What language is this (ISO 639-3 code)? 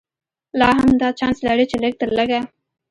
pus